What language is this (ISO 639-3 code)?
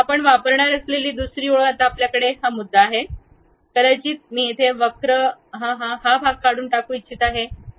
mar